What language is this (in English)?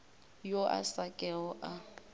Northern Sotho